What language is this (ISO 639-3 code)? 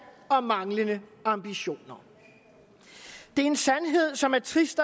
dan